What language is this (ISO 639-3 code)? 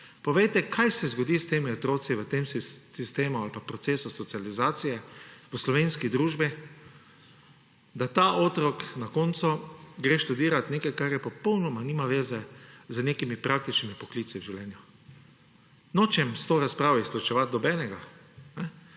slv